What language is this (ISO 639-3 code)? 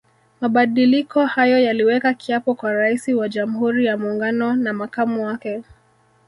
swa